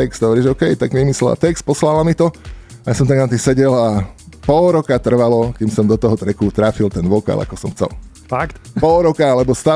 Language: Slovak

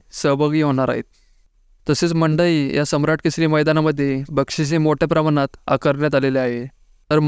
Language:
Marathi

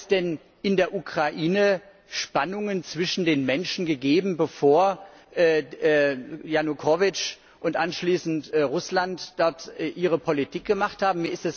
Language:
German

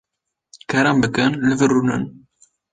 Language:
Kurdish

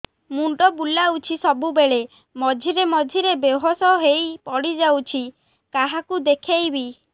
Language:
Odia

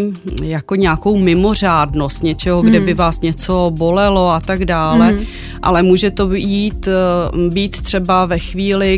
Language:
Czech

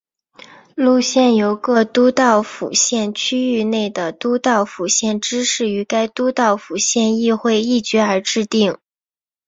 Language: Chinese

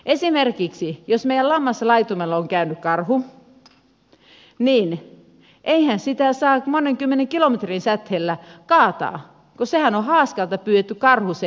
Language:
Finnish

